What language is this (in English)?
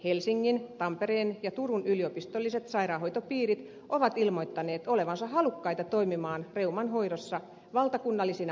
Finnish